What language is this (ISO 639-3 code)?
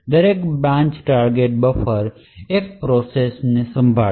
guj